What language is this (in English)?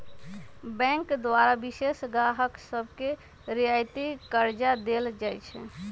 Magahi